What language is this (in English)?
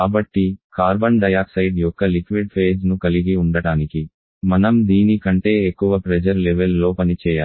Telugu